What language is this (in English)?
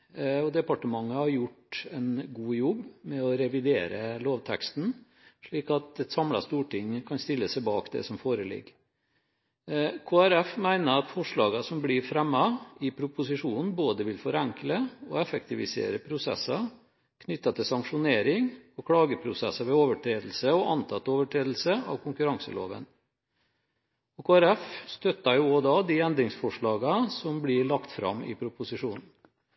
Norwegian Bokmål